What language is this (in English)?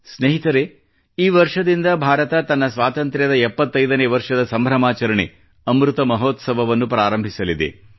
Kannada